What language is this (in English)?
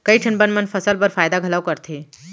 Chhattisgarhi